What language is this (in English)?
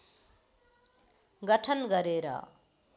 Nepali